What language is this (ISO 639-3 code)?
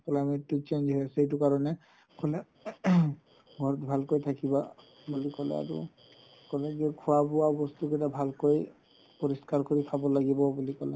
asm